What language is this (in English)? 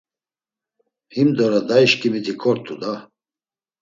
Laz